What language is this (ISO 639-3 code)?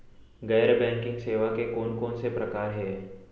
hne